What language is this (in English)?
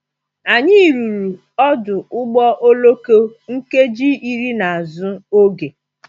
Igbo